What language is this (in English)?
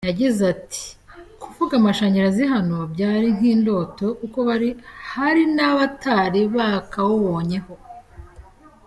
Kinyarwanda